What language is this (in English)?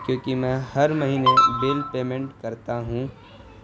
Urdu